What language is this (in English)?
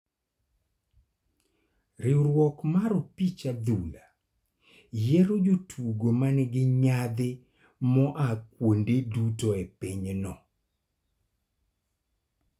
Luo (Kenya and Tanzania)